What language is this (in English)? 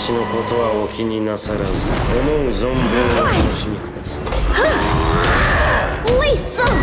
Japanese